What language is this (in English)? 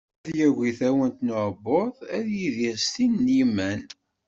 Kabyle